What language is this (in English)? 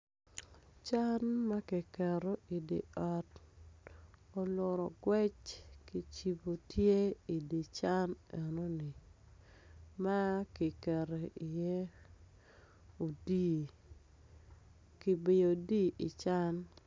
Acoli